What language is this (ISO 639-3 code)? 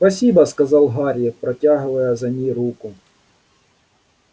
rus